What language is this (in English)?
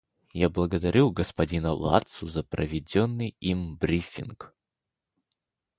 Russian